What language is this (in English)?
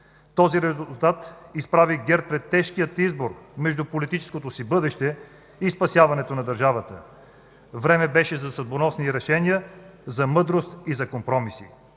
Bulgarian